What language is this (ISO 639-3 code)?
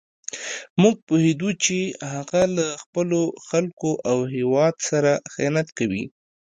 pus